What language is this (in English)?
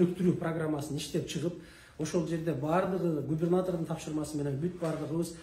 Turkish